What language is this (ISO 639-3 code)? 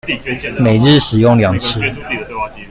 zho